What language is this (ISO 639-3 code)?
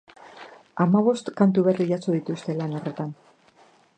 eus